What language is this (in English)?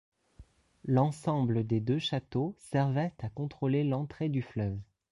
French